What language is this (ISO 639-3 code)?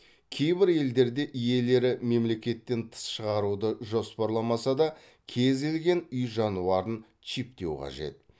kaz